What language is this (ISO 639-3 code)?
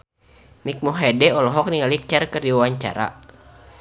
sun